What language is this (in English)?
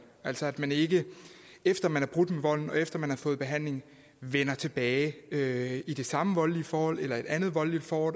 Danish